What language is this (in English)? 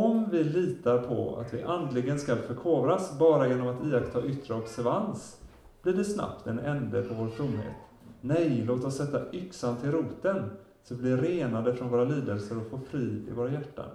Swedish